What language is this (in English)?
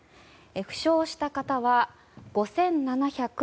Japanese